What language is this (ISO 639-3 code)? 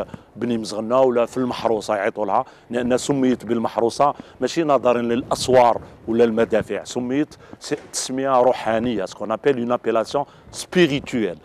ara